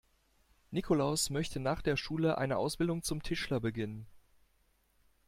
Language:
German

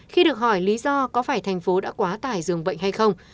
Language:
Vietnamese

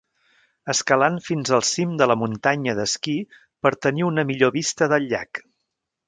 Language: Catalan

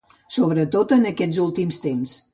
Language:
Catalan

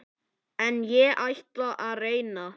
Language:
Icelandic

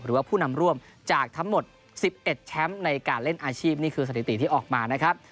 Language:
Thai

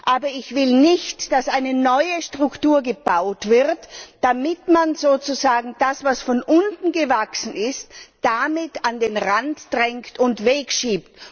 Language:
German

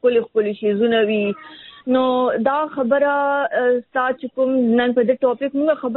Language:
Urdu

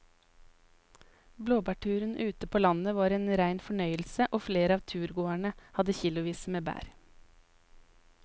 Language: Norwegian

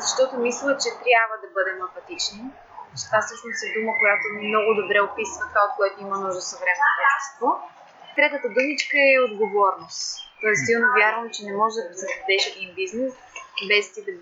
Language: Bulgarian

